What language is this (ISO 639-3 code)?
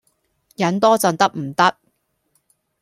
yue